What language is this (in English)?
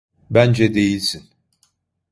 Turkish